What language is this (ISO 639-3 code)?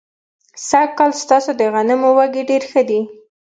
pus